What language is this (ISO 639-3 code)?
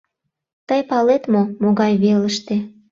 chm